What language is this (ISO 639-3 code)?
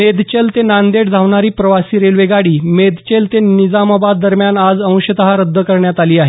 mar